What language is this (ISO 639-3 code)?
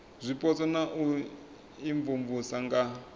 ven